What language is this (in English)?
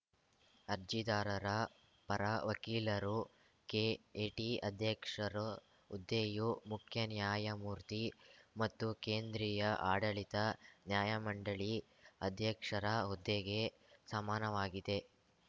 Kannada